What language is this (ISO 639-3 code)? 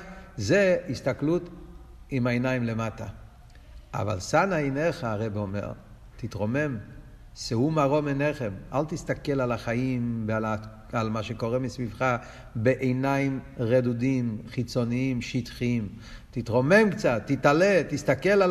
heb